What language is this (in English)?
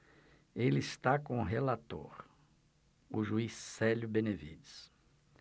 Portuguese